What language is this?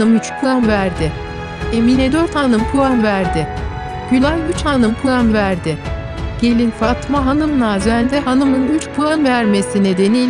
Turkish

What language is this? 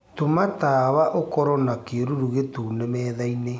Kikuyu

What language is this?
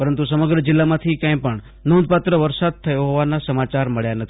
Gujarati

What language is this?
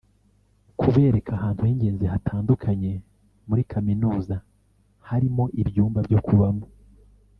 Kinyarwanda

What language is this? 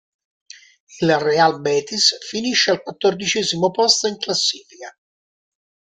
Italian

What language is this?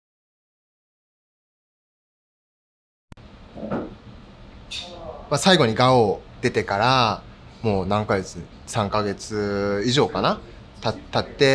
Japanese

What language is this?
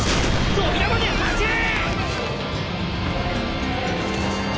Japanese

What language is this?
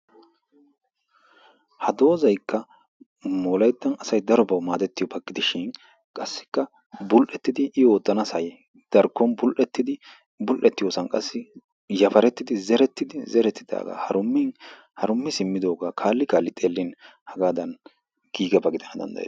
Wolaytta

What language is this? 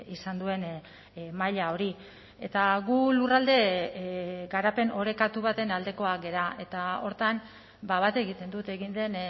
Basque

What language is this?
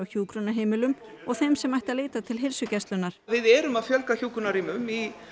Icelandic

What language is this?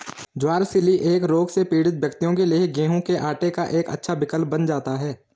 Hindi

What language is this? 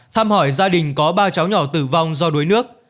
Vietnamese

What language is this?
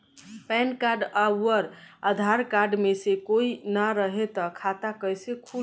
Bhojpuri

